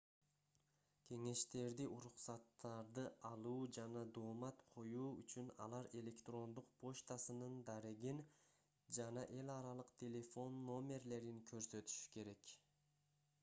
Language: Kyrgyz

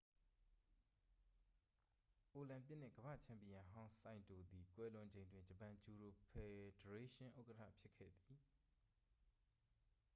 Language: Burmese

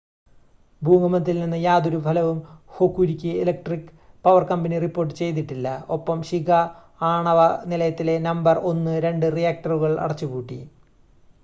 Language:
Malayalam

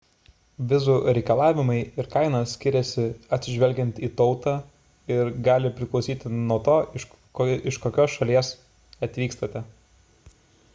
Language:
Lithuanian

